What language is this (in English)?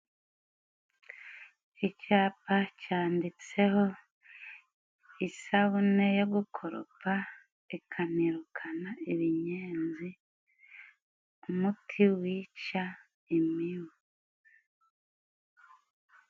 Kinyarwanda